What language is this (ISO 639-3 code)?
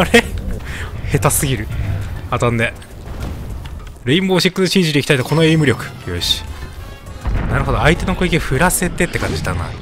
jpn